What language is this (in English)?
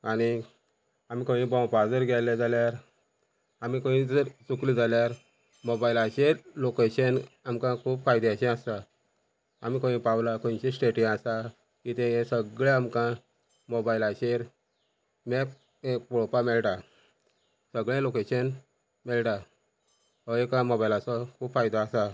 Konkani